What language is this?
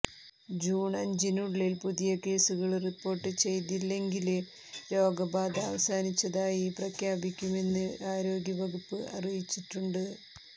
Malayalam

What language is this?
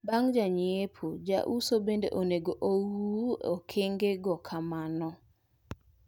Luo (Kenya and Tanzania)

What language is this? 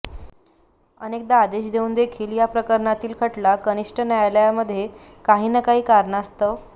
Marathi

